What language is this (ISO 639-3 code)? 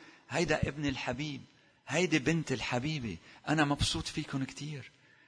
ara